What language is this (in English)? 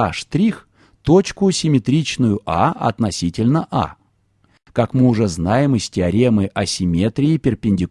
Russian